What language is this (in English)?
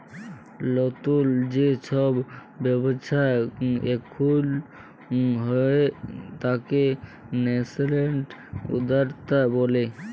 Bangla